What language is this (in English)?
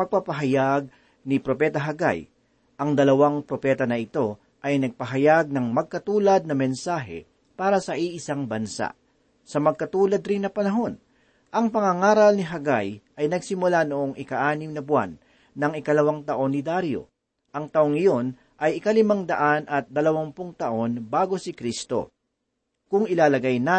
Filipino